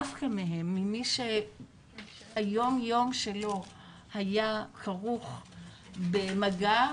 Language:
Hebrew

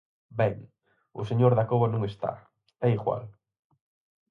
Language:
Galician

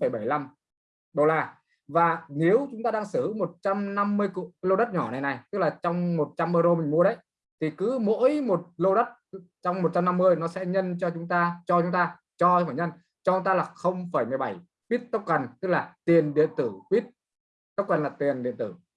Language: Vietnamese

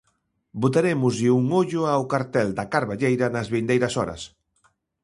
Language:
Galician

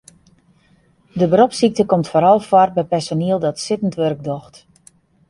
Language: Western Frisian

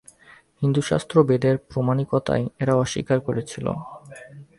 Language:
Bangla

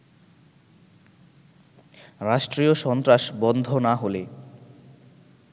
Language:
Bangla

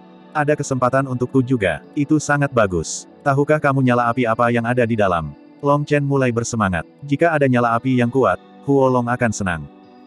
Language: Indonesian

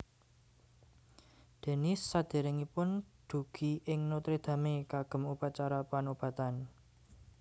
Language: Javanese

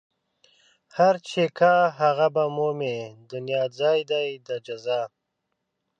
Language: Pashto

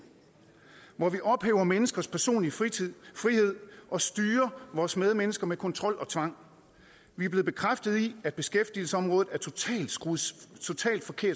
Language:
Danish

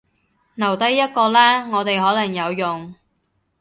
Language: Cantonese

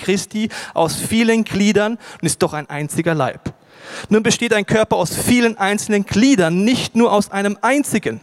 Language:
German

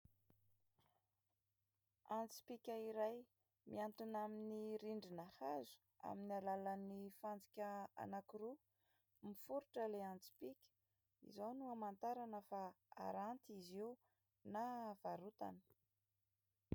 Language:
Malagasy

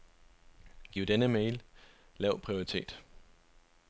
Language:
Danish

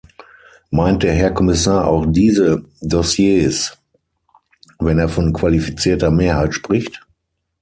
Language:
German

